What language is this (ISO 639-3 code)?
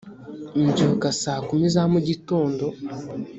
kin